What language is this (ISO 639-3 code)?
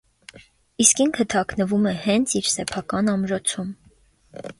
hye